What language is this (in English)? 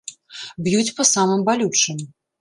Belarusian